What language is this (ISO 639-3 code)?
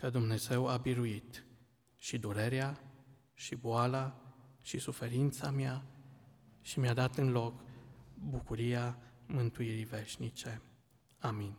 ron